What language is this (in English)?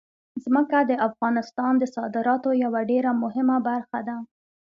Pashto